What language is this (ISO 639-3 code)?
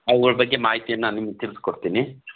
kan